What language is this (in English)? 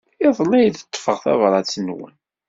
Kabyle